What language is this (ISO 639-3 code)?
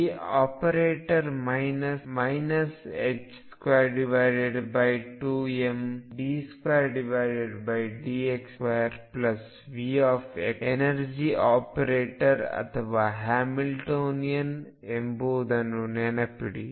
kan